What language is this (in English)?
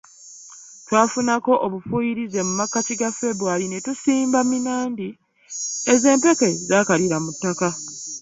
Ganda